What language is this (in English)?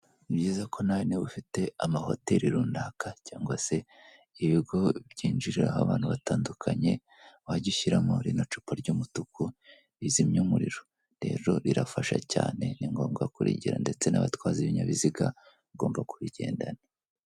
Kinyarwanda